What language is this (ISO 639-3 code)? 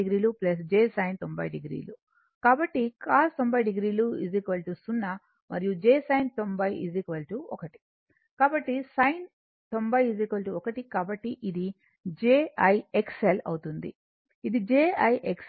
tel